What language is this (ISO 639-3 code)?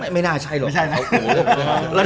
tha